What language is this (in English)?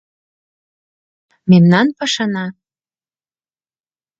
Mari